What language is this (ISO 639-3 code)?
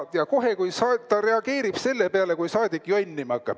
est